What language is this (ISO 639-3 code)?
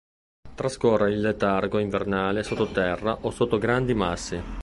ita